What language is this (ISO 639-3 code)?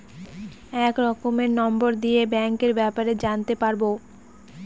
ben